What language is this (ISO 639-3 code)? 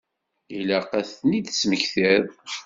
kab